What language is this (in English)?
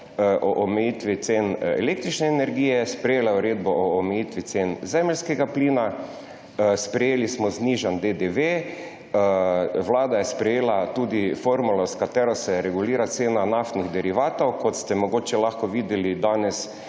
Slovenian